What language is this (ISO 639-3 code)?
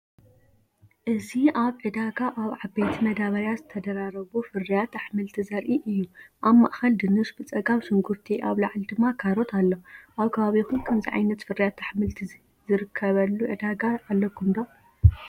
tir